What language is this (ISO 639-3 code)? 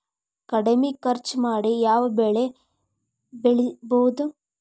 kan